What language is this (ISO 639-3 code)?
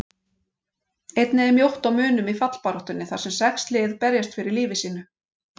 isl